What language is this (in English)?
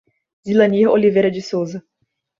Portuguese